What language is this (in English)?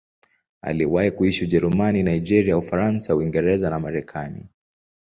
Swahili